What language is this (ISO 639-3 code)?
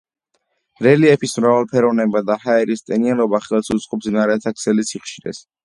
kat